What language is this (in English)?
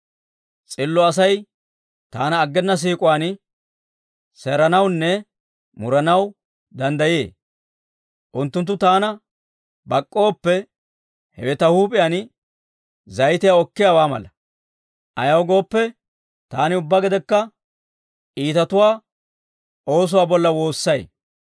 Dawro